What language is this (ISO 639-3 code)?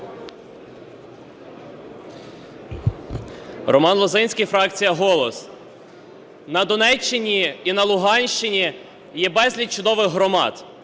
ukr